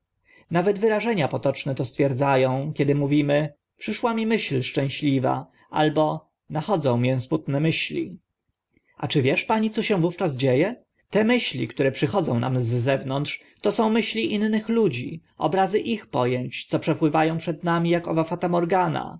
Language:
Polish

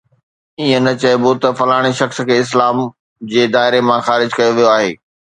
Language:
Sindhi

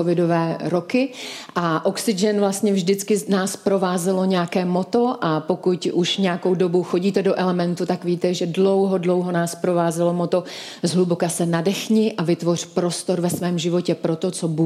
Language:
Czech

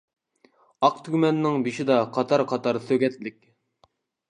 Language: Uyghur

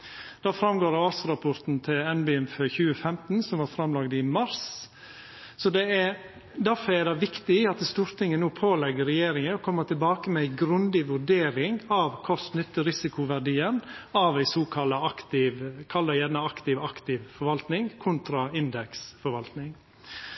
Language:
Norwegian Nynorsk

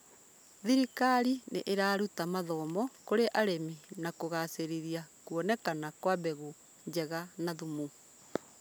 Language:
Kikuyu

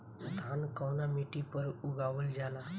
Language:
Bhojpuri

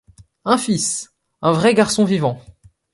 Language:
French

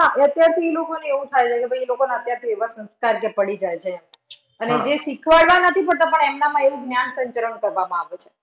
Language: Gujarati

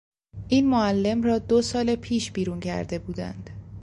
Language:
Persian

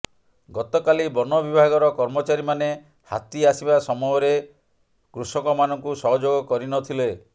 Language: Odia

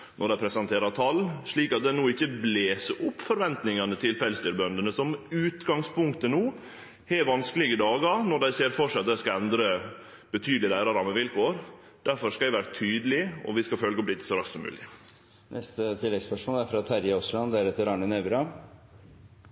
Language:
Norwegian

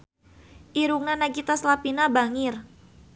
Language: Sundanese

